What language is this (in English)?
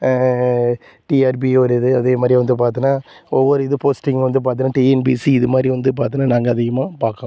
Tamil